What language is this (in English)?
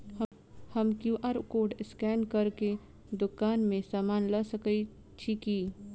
Maithili